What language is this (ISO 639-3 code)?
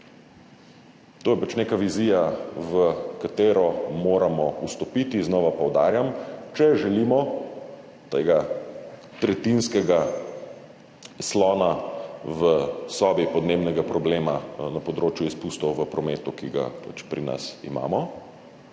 slv